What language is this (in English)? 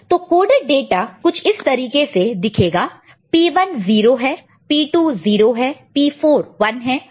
Hindi